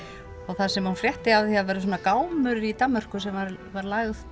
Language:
Icelandic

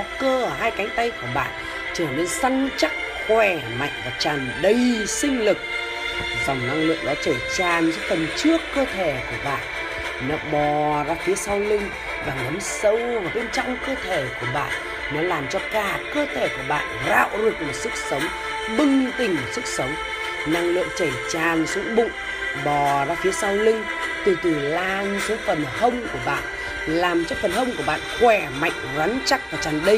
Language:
Vietnamese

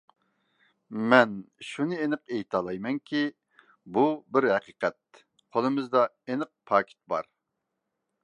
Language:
Uyghur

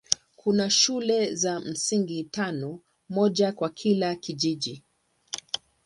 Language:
Swahili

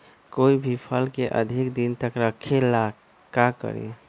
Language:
Magahi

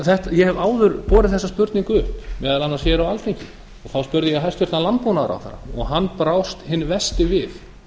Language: Icelandic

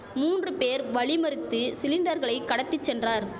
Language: Tamil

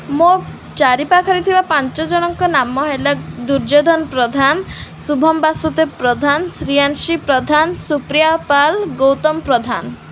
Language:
Odia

